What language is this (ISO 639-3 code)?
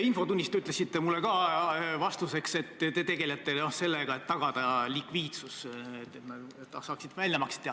est